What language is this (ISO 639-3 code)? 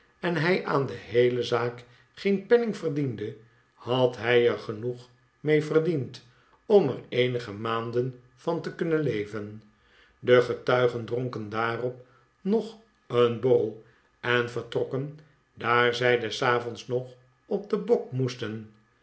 nld